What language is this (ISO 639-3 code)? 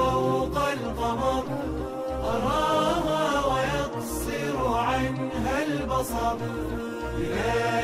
ara